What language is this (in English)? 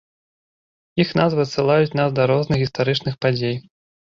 Belarusian